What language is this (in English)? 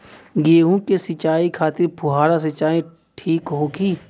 Bhojpuri